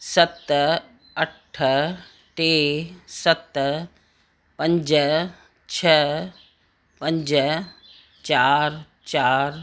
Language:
Sindhi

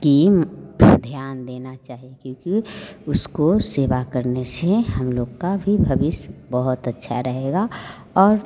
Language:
Hindi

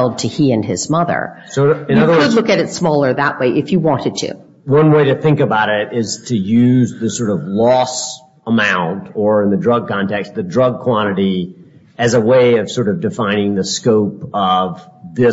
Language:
English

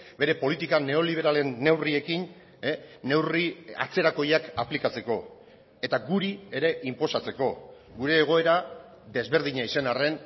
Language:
Basque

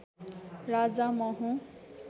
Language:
Nepali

